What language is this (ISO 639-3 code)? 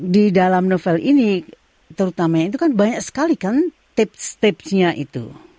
ind